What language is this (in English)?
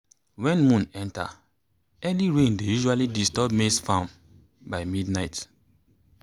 Nigerian Pidgin